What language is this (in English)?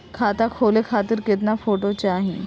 Bhojpuri